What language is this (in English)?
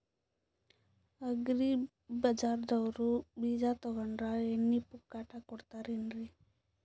Kannada